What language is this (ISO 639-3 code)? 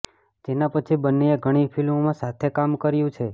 guj